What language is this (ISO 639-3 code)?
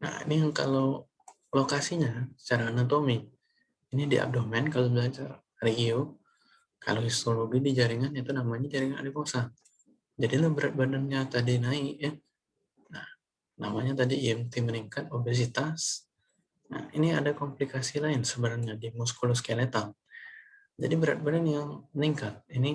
ind